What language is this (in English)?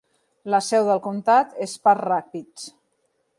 Catalan